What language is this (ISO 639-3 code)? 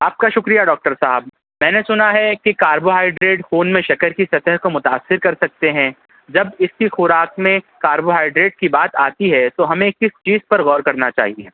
urd